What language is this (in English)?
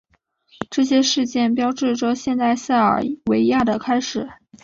Chinese